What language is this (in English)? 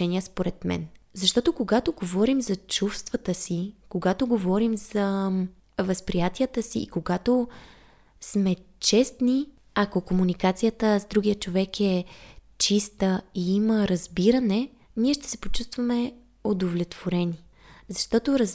Bulgarian